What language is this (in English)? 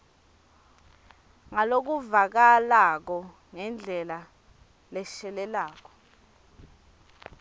Swati